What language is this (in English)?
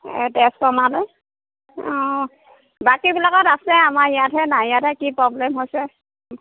Assamese